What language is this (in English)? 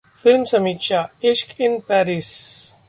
Hindi